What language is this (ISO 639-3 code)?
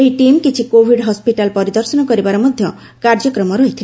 ori